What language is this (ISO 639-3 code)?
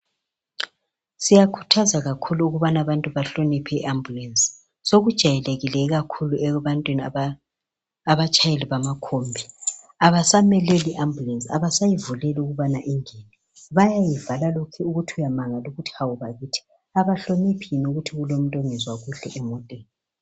nde